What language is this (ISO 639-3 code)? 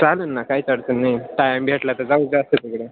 mar